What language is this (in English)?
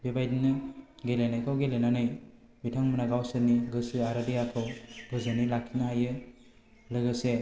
Bodo